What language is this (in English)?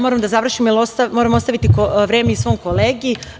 Serbian